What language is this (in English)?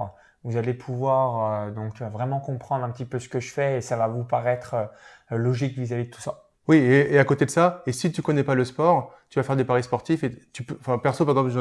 French